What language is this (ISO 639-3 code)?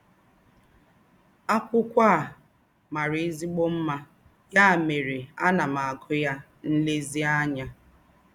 ibo